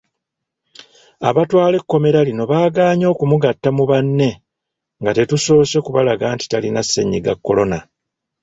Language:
Ganda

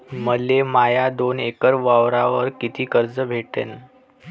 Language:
Marathi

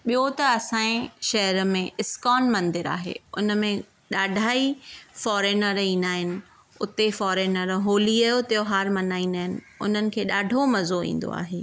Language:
Sindhi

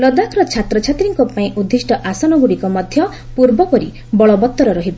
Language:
Odia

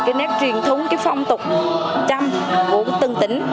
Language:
Vietnamese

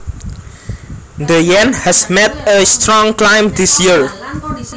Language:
Javanese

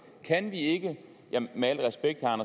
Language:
Danish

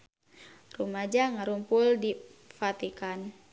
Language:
Sundanese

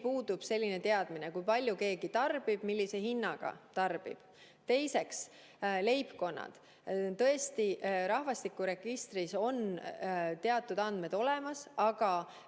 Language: Estonian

